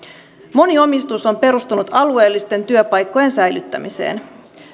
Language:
Finnish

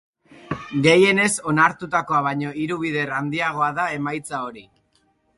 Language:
Basque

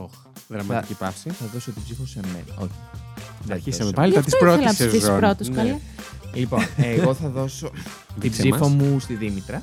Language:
Greek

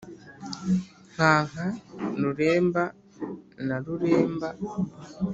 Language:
Kinyarwanda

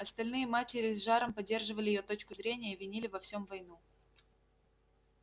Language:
Russian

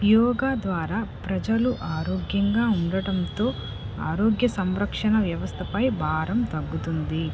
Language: Telugu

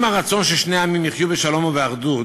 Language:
Hebrew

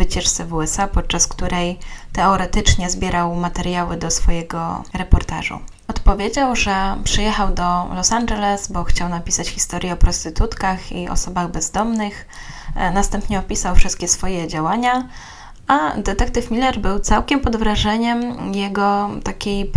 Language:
Polish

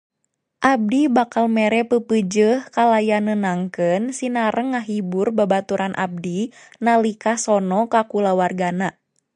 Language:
Sundanese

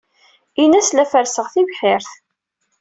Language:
Kabyle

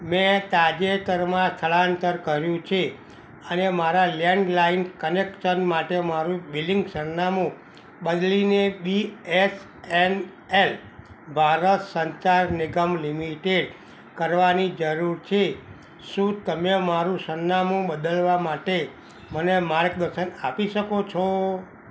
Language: Gujarati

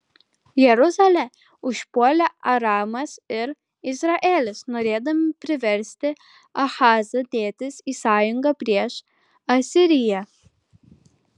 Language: Lithuanian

